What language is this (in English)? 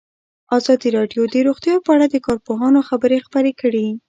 Pashto